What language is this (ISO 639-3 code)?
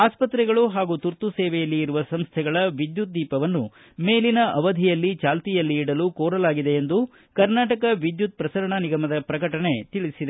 kan